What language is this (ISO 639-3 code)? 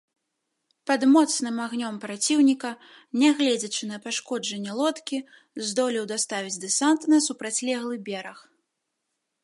bel